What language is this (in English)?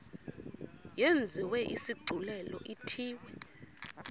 Xhosa